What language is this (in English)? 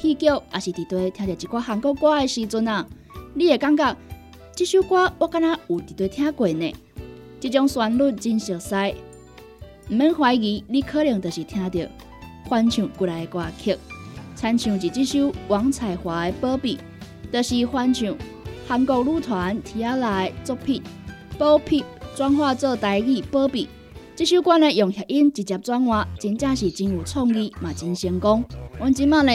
Chinese